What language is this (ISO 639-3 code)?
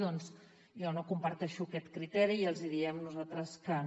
cat